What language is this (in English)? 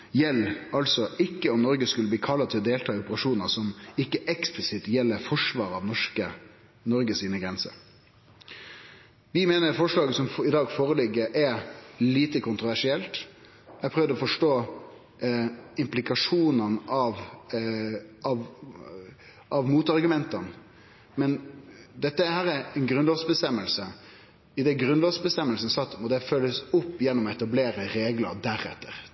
Norwegian Nynorsk